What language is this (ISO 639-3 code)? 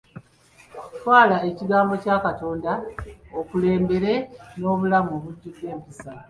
lug